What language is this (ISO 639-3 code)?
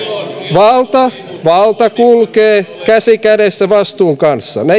fin